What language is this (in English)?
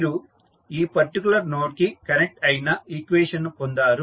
Telugu